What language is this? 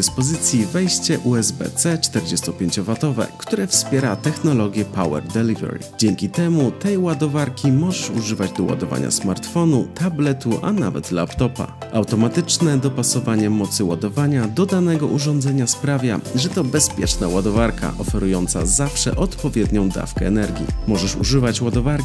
Polish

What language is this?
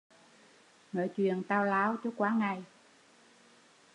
Vietnamese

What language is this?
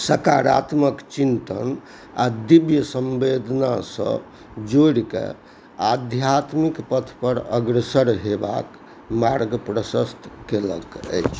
Maithili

